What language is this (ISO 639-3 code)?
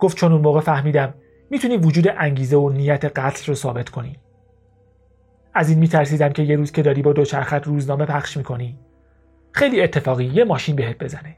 fas